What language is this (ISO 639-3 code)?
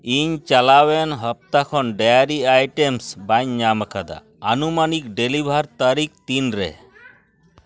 sat